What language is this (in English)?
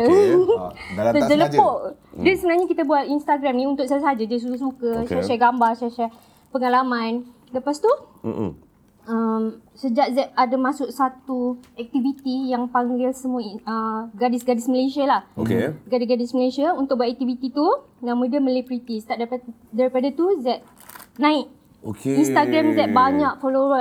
Malay